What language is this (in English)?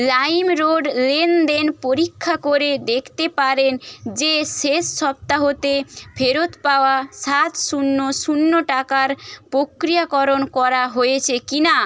Bangla